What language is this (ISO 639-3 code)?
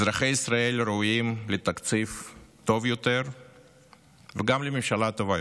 heb